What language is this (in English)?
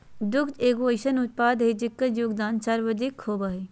Magahi